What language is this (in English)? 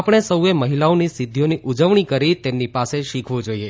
Gujarati